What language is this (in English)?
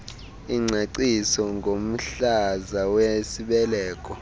Xhosa